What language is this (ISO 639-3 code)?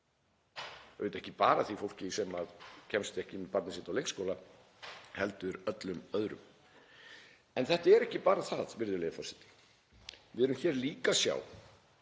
isl